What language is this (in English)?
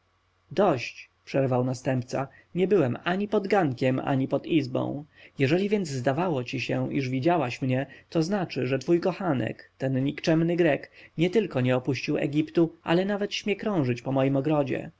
Polish